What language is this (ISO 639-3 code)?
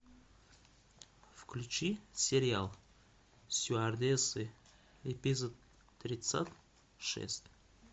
rus